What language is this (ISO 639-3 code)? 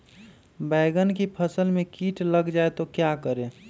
mag